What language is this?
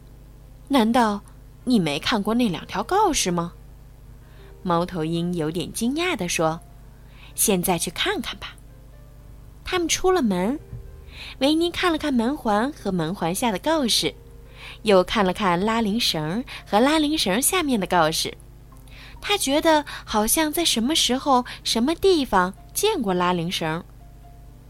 Chinese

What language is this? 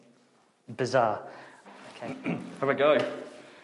Welsh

